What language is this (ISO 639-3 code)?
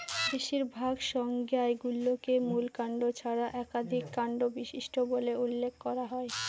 ben